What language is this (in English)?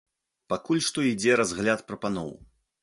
Belarusian